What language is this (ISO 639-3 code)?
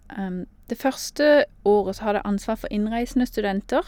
nor